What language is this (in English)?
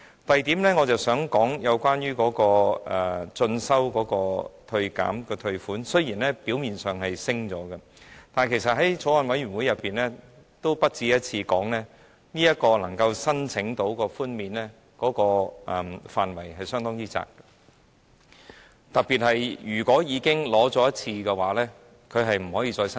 Cantonese